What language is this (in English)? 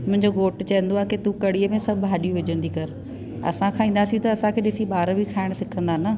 Sindhi